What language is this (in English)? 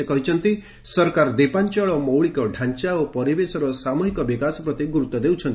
Odia